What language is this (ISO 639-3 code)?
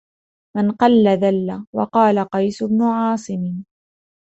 ara